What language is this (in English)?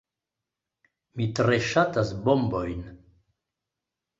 Esperanto